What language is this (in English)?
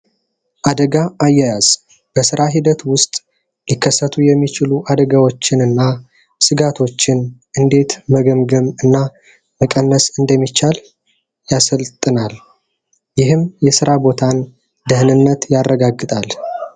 Amharic